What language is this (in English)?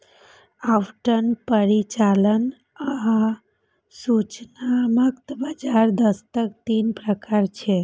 Maithili